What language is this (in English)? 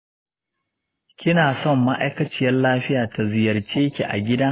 Hausa